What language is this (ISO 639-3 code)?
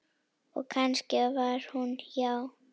isl